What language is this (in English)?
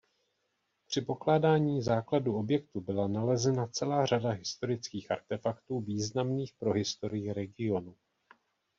Czech